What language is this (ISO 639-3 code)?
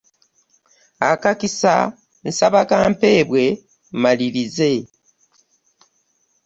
lug